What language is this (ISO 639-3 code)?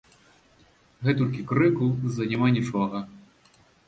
bel